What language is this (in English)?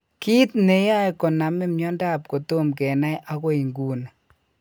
Kalenjin